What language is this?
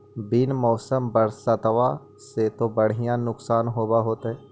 Magahi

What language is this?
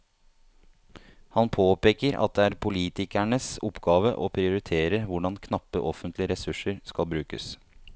Norwegian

